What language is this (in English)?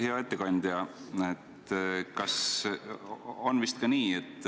Estonian